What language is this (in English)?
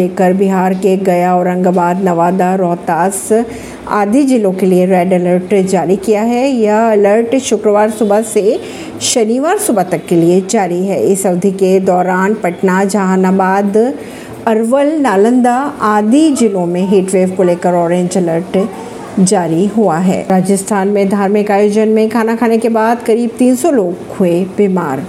Hindi